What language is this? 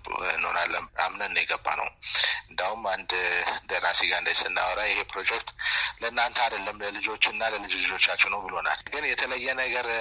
Amharic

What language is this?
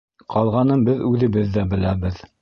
Bashkir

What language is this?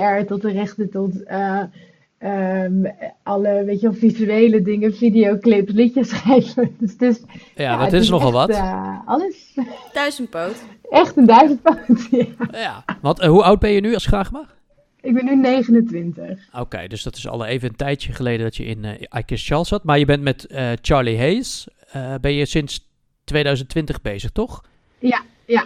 Dutch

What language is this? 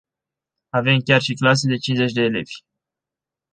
Romanian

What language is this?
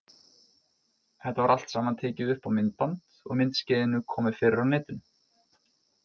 Icelandic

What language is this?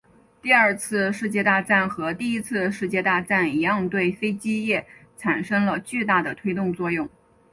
Chinese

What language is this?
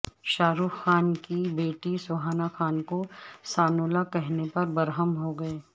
Urdu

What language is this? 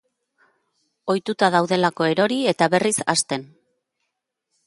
Basque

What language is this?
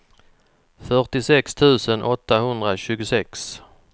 Swedish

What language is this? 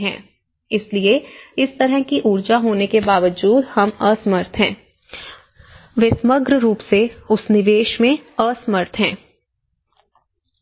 Hindi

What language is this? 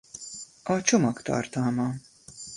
Hungarian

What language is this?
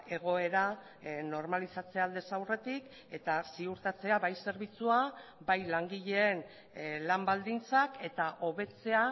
Basque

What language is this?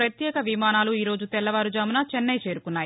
Telugu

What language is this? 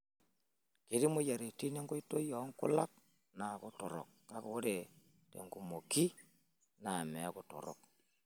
Masai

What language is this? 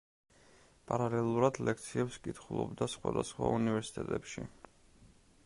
Georgian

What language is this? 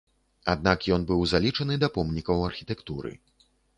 Belarusian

